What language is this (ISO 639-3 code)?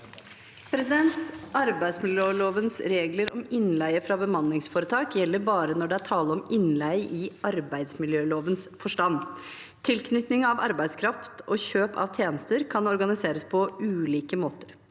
nor